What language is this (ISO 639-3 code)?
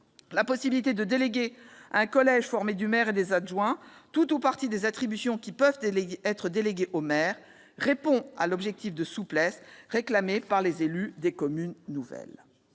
fra